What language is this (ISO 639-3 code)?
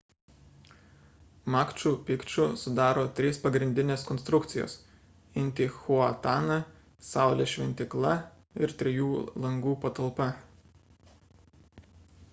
lit